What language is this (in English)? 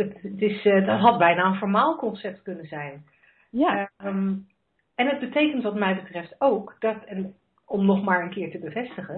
Dutch